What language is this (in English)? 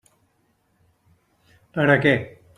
Catalan